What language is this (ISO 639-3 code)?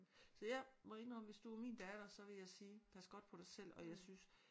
dan